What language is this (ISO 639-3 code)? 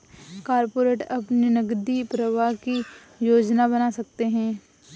hin